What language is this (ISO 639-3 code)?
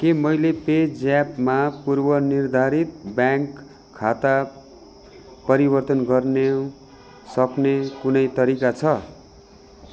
nep